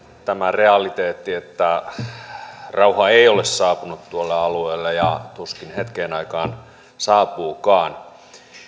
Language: Finnish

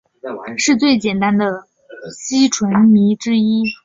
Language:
Chinese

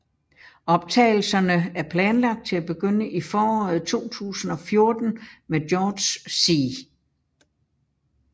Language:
Danish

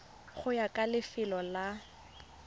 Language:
Tswana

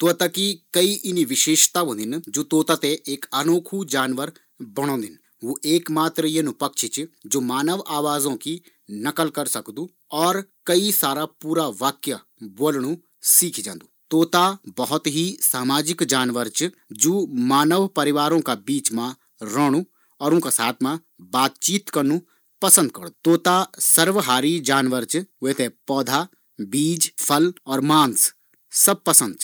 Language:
Garhwali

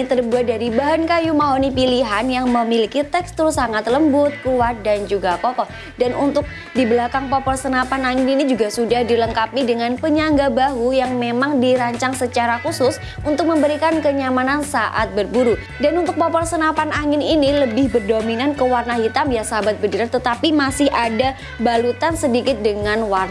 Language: Indonesian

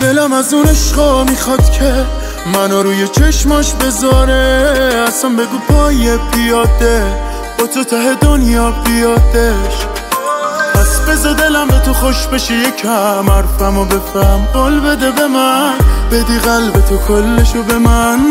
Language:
Persian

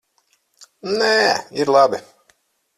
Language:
Latvian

